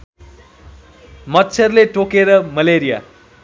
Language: Nepali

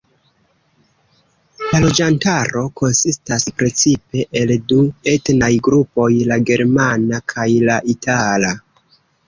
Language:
Esperanto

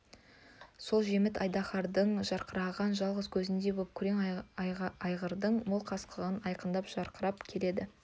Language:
Kazakh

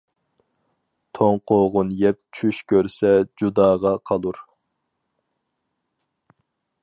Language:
Uyghur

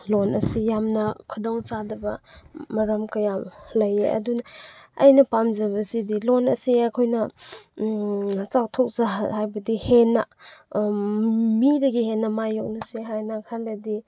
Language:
Manipuri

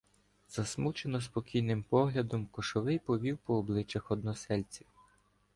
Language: Ukrainian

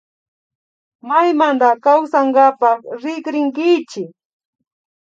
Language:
Imbabura Highland Quichua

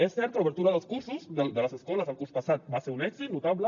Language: Catalan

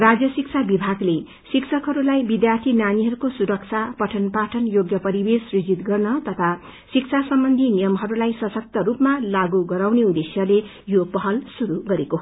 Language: Nepali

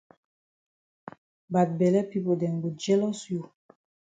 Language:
Cameroon Pidgin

